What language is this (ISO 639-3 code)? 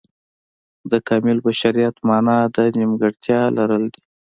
pus